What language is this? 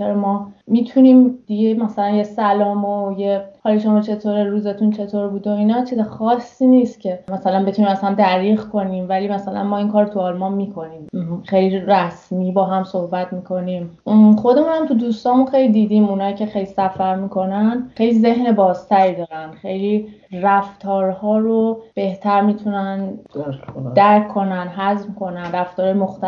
Persian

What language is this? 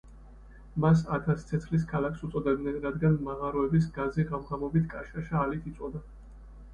Georgian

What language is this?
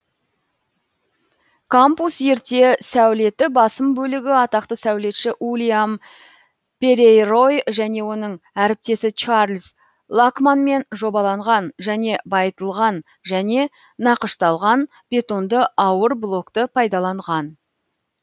Kazakh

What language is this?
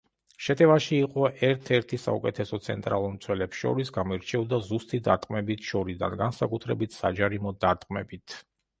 Georgian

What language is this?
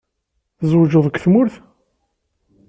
Kabyle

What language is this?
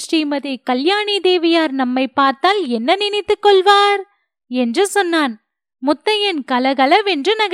Tamil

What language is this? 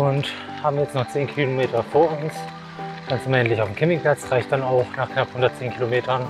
German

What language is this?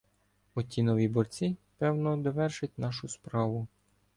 Ukrainian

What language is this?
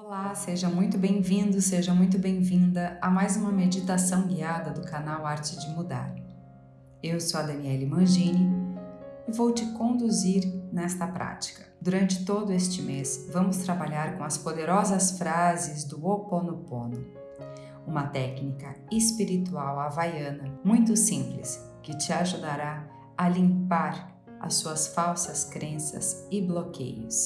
Portuguese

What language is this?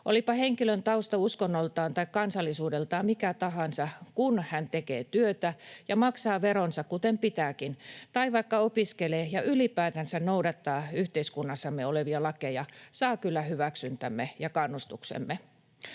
Finnish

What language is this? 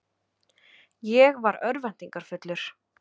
Icelandic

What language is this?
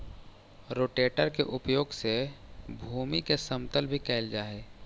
Magahi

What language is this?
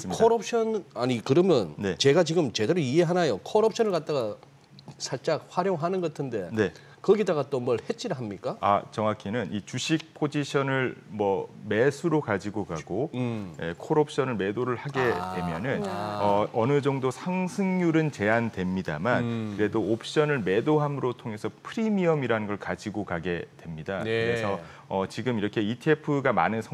Korean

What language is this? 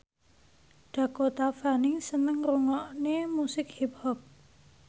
Javanese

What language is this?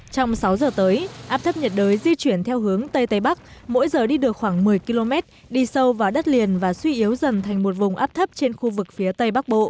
Vietnamese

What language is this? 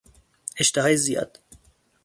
Persian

